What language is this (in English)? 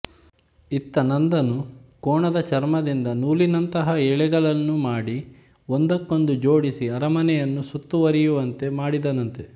Kannada